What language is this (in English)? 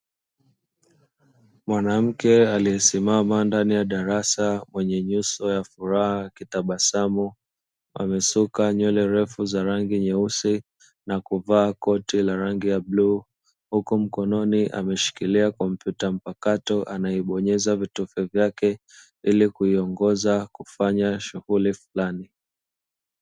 Swahili